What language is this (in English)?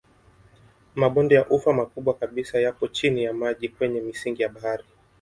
Swahili